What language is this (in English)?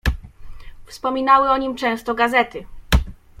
Polish